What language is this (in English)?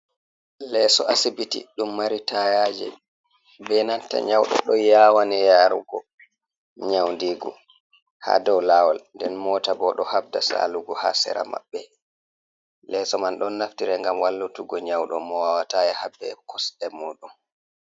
Fula